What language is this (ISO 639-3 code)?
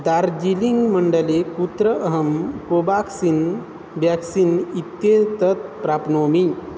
san